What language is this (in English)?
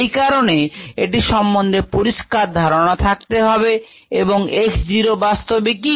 Bangla